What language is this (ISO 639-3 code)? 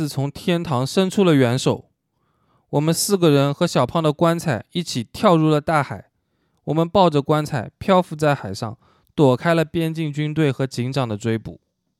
zho